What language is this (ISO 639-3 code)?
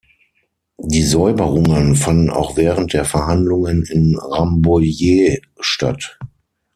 deu